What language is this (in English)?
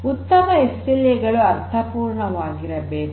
Kannada